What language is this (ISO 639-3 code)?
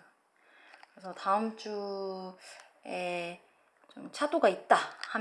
kor